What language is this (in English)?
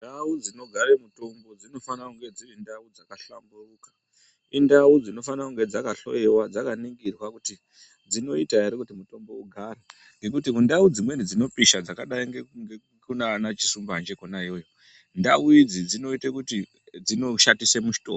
Ndau